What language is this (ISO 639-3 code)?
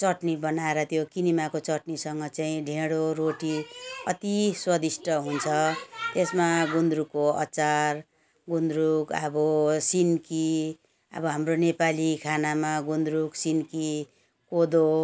nep